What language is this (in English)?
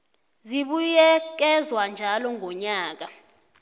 South Ndebele